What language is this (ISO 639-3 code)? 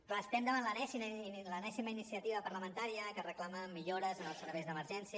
cat